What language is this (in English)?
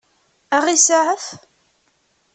Kabyle